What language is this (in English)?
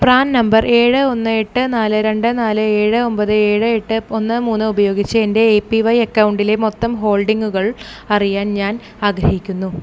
Malayalam